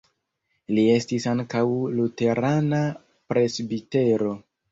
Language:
Esperanto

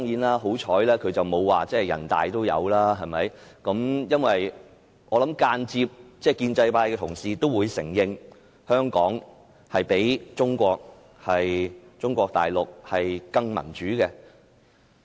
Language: Cantonese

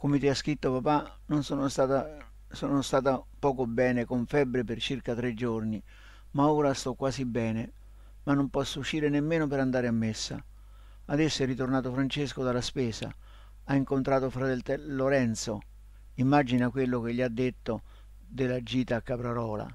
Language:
Italian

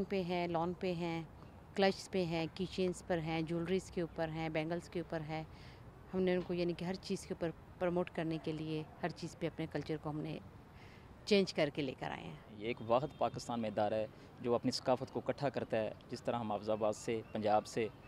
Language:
Hindi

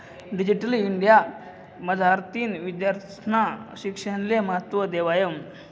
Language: Marathi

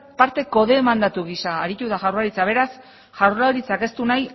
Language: Basque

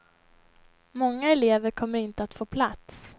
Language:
Swedish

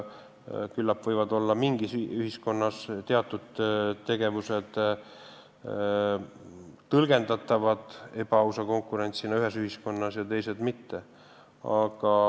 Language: Estonian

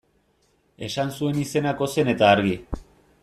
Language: Basque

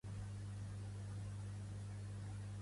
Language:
Catalan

